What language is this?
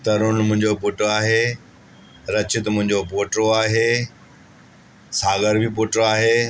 Sindhi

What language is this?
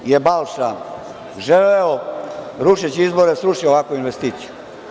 Serbian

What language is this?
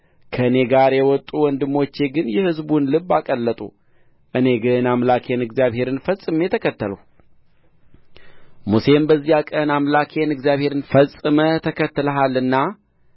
Amharic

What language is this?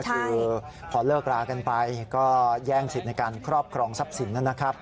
Thai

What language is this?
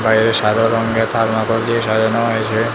Bangla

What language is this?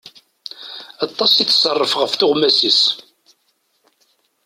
Kabyle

